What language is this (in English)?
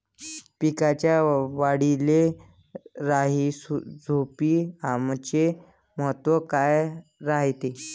Marathi